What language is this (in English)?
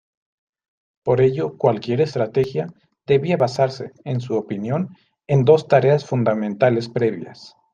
Spanish